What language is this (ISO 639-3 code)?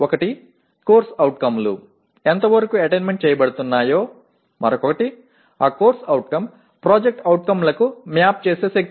tel